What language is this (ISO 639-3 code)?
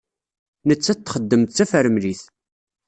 kab